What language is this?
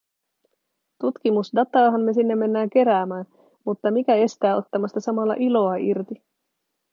Finnish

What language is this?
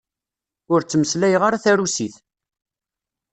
Kabyle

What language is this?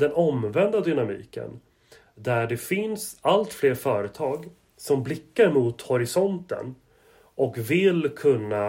Swedish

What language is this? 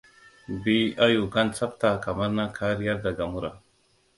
Hausa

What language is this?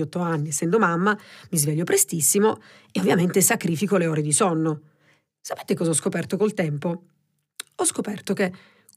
Italian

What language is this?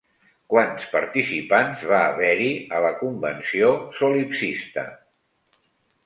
Catalan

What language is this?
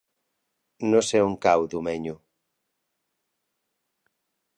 Catalan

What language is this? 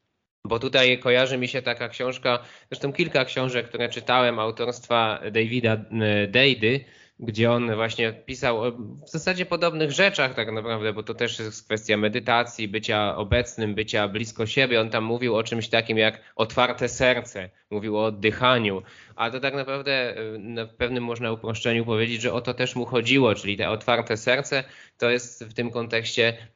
Polish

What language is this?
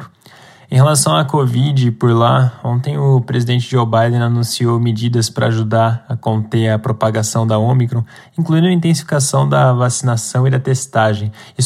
Portuguese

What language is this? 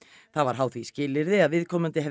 Icelandic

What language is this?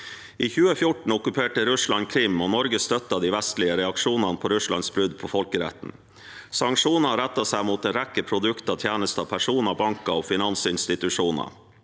Norwegian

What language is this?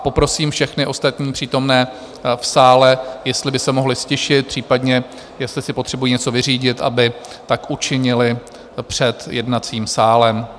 Czech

